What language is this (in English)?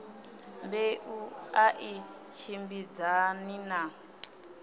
Venda